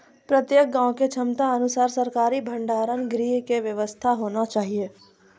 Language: Maithili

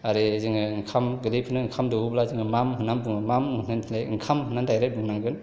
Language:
Bodo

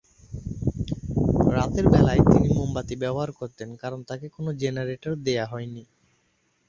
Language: Bangla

